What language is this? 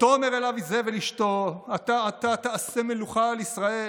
Hebrew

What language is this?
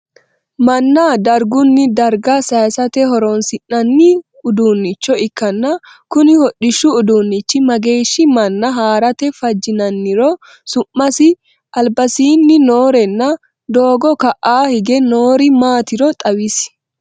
Sidamo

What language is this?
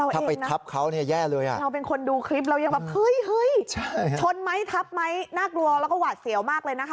Thai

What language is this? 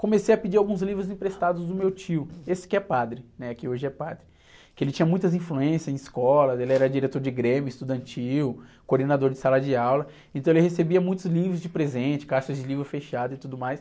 Portuguese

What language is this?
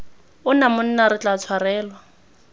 Tswana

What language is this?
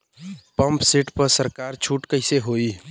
Bhojpuri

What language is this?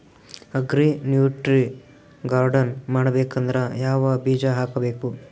Kannada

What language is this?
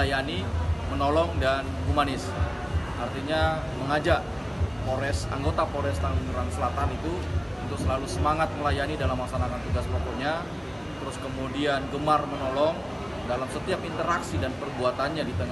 Indonesian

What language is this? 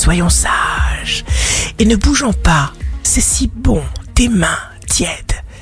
French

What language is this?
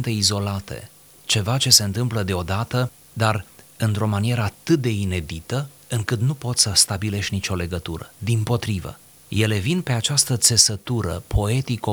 Romanian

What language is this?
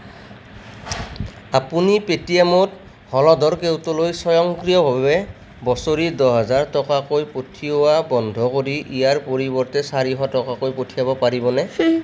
Assamese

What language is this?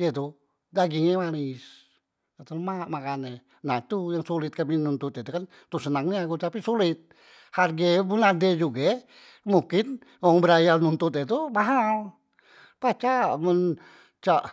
Musi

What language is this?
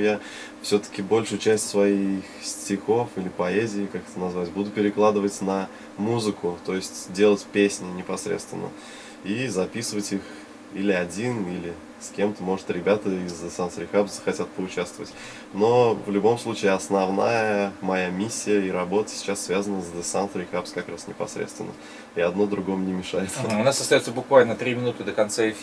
Russian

